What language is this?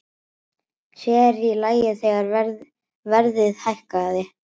Icelandic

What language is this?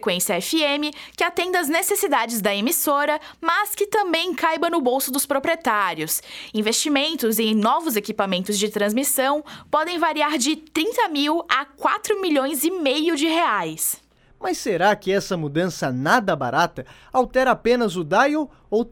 Portuguese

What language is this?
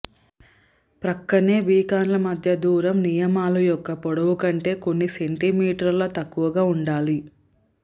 Telugu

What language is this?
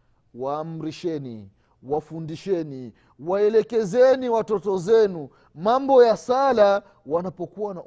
Swahili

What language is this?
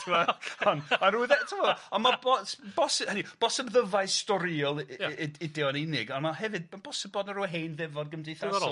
Welsh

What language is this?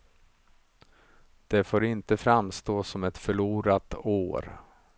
Swedish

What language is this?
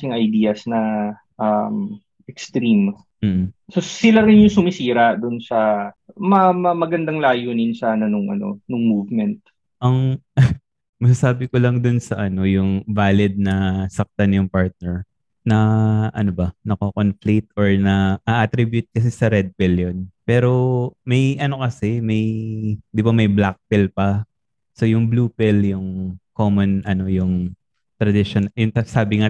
Filipino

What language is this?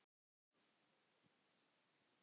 Icelandic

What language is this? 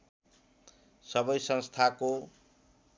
Nepali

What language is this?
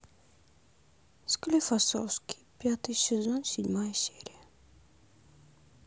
Russian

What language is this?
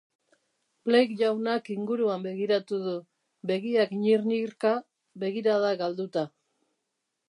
Basque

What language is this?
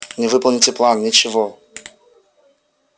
Russian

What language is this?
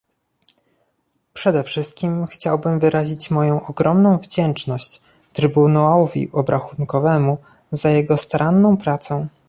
Polish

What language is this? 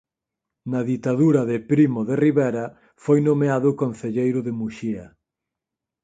Galician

